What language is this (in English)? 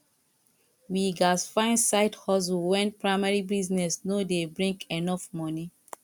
Nigerian Pidgin